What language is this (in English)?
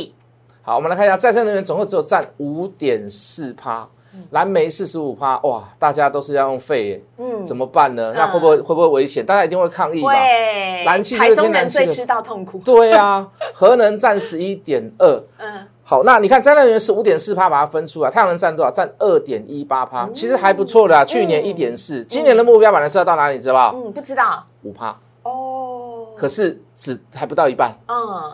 Chinese